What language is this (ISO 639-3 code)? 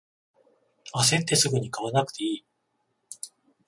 jpn